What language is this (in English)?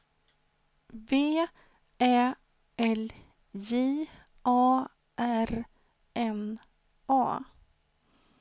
Swedish